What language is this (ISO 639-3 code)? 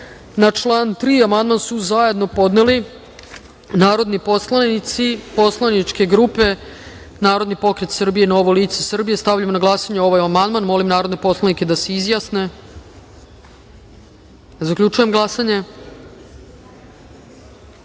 srp